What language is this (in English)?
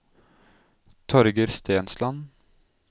Norwegian